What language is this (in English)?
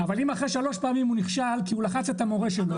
Hebrew